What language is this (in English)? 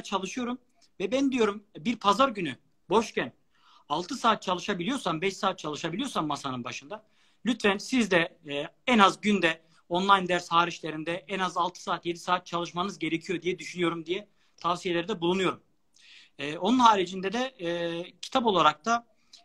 Turkish